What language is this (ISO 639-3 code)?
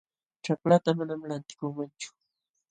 qxw